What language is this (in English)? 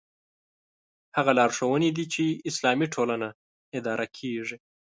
Pashto